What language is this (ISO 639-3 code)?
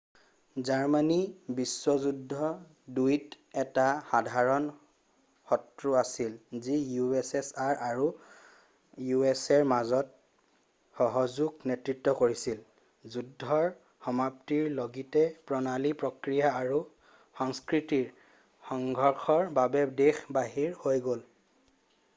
asm